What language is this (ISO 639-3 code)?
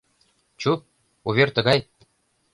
chm